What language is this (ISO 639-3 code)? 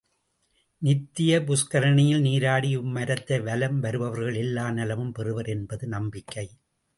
tam